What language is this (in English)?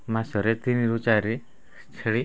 Odia